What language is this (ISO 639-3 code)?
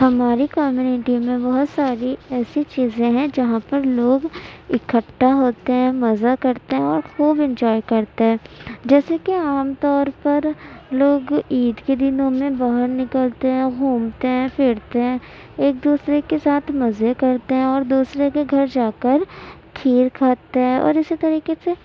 urd